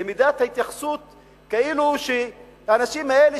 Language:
Hebrew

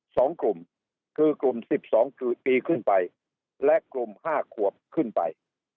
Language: Thai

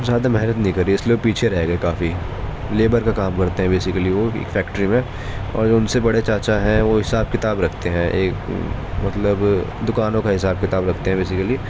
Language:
Urdu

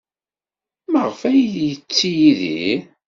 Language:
Kabyle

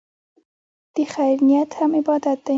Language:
Pashto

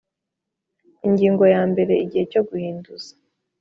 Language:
Kinyarwanda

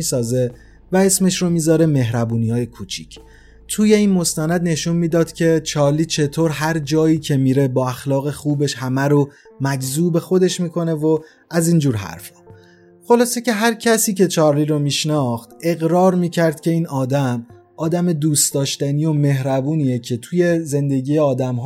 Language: Persian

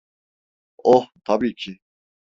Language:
Turkish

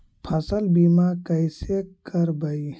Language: Magahi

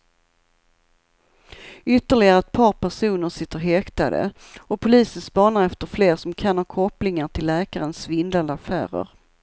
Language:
Swedish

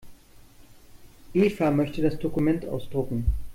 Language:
German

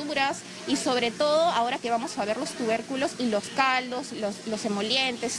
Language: Spanish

